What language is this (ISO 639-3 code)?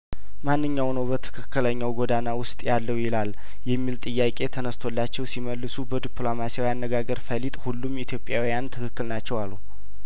amh